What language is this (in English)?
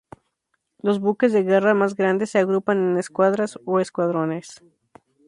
Spanish